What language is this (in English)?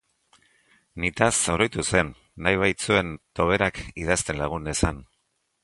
Basque